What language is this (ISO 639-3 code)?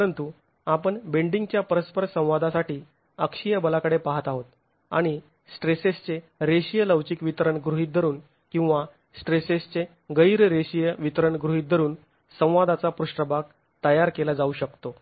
mar